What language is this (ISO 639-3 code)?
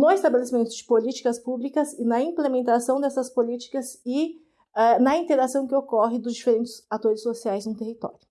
por